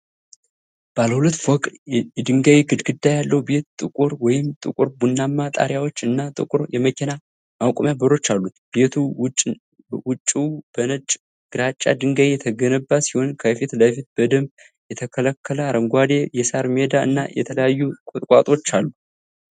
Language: Amharic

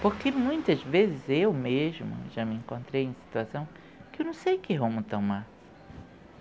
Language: Portuguese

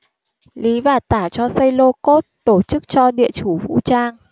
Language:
Vietnamese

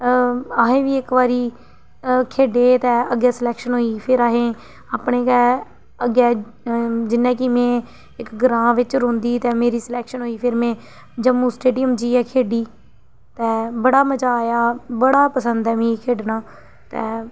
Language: Dogri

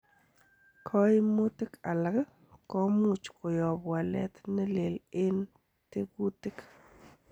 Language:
Kalenjin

